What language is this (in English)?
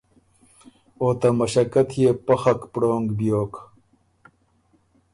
Ormuri